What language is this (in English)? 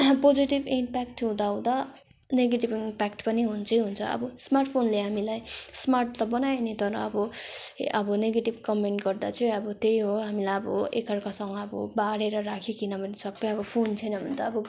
Nepali